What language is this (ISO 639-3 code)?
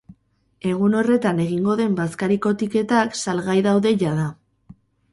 eus